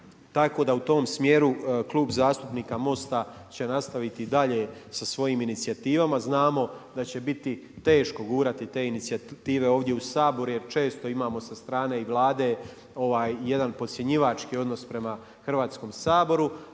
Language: Croatian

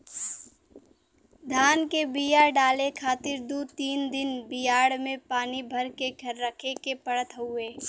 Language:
Bhojpuri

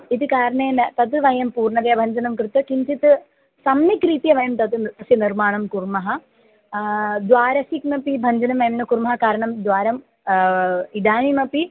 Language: Sanskrit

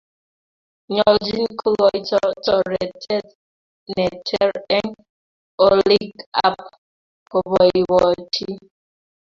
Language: Kalenjin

